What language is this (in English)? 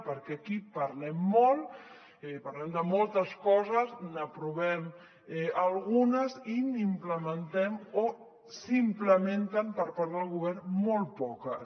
Catalan